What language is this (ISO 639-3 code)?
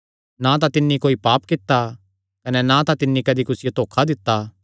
xnr